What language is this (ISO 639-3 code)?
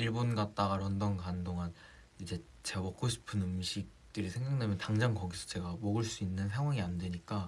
kor